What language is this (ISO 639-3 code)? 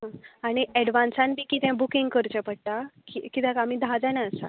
kok